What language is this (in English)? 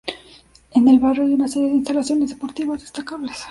Spanish